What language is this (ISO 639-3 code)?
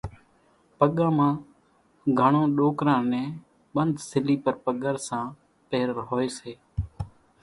gjk